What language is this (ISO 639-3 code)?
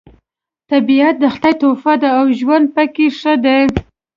pus